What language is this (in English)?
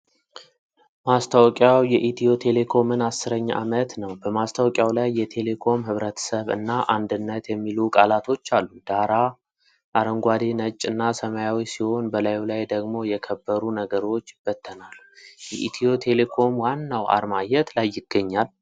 Amharic